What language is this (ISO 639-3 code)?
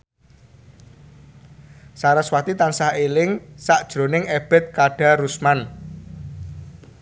jav